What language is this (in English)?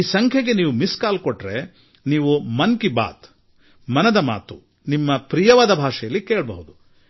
Kannada